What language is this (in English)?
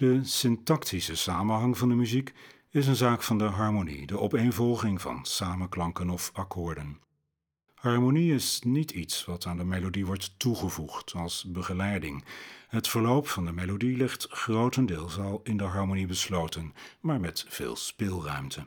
Dutch